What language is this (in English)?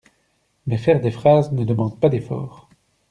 French